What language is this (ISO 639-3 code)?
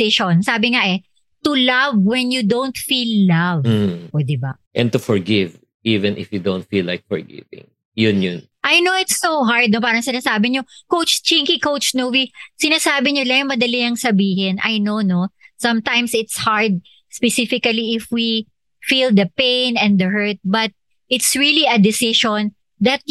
fil